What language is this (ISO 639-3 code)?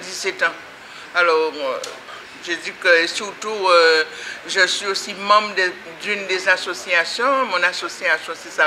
fra